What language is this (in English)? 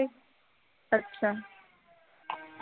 Punjabi